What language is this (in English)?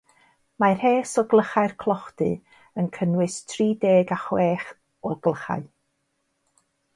Welsh